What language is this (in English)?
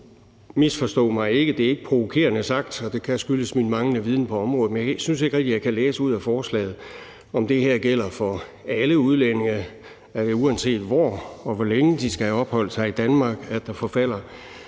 Danish